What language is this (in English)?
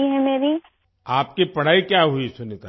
Urdu